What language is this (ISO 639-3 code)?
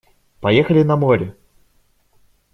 rus